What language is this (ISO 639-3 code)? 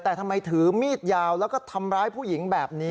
tha